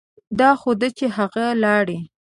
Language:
Pashto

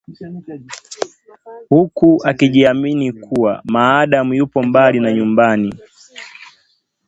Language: Swahili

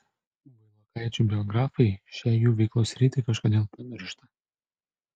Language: Lithuanian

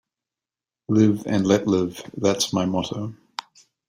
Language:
English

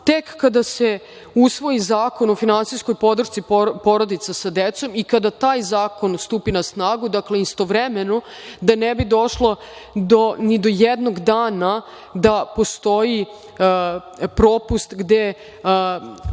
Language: Serbian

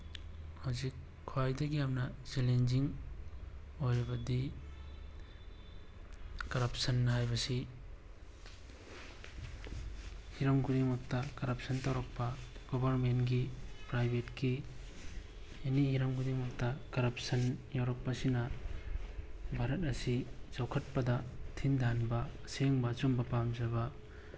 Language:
Manipuri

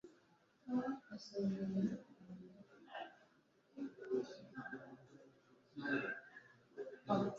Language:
Kinyarwanda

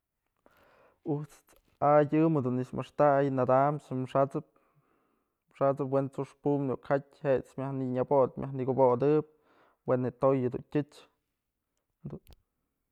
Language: Mazatlán Mixe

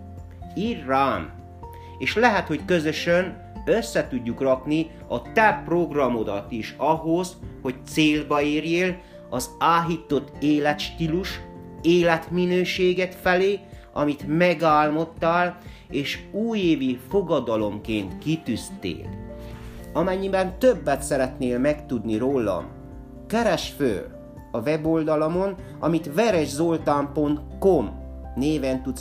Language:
Hungarian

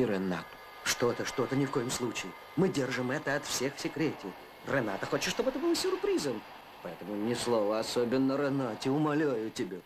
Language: Russian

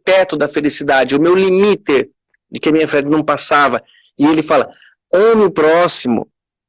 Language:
Portuguese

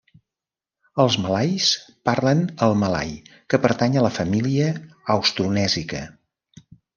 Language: Catalan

